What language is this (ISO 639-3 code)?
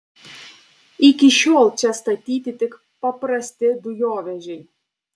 lit